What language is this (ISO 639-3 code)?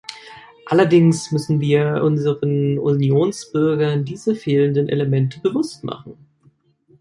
deu